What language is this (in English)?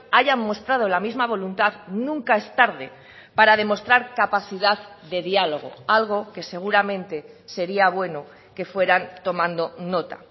Spanish